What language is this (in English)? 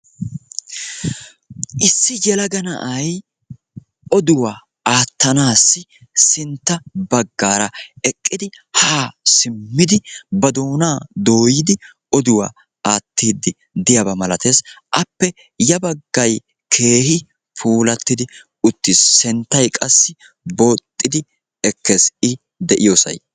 Wolaytta